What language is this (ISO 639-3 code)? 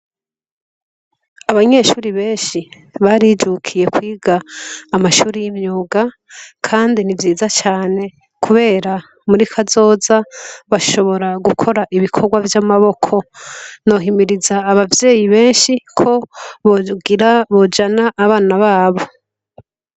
run